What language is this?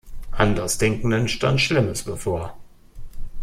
German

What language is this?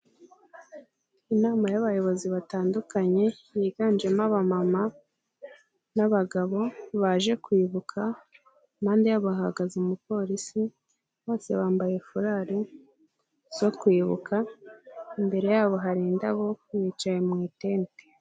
Kinyarwanda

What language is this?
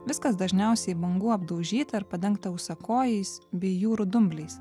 Lithuanian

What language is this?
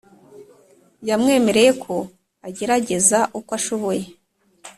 Kinyarwanda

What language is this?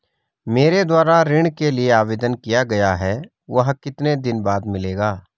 Hindi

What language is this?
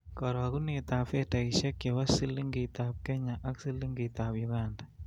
Kalenjin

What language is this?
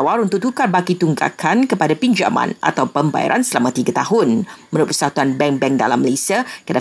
Malay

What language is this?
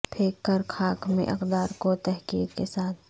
Urdu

